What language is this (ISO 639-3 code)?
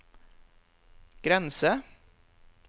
nor